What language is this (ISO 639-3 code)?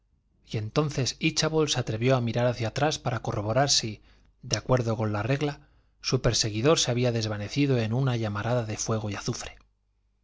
spa